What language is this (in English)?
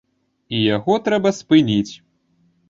Belarusian